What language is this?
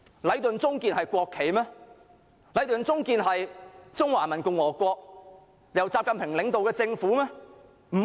Cantonese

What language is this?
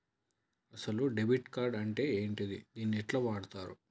Telugu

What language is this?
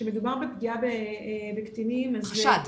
Hebrew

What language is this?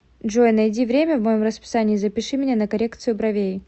Russian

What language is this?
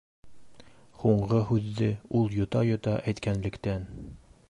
Bashkir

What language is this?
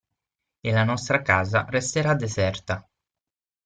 Italian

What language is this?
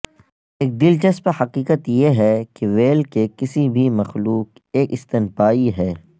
Urdu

